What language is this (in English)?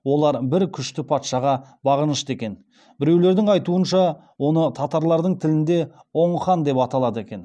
Kazakh